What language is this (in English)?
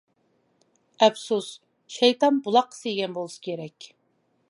Uyghur